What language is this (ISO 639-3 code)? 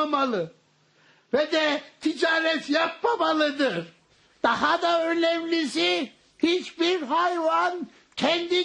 tur